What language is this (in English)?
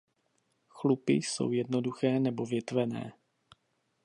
Czech